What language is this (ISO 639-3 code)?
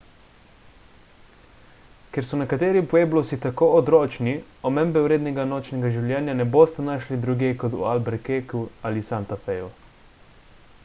slv